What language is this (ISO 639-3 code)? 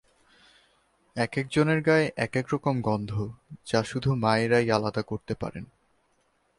ben